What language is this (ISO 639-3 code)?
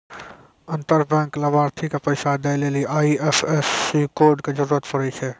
mai